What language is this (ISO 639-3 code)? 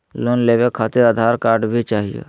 mag